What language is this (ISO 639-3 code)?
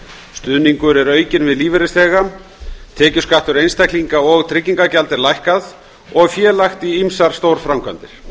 isl